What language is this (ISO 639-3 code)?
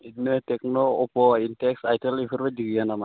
brx